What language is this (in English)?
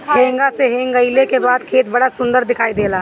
Bhojpuri